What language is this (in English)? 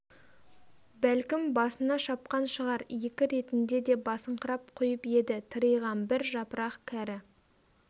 Kazakh